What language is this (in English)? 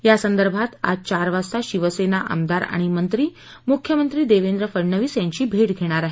Marathi